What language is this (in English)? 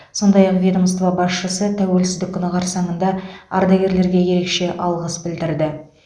Kazakh